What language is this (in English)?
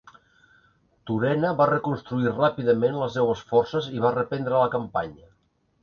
Catalan